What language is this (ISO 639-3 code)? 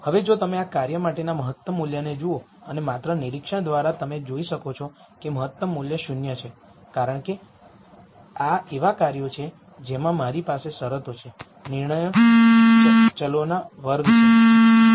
guj